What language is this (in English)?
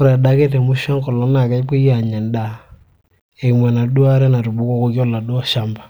Masai